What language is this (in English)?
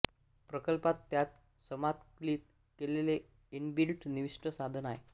Marathi